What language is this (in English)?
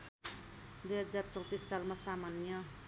Nepali